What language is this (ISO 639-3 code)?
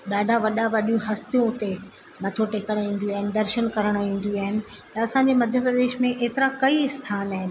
snd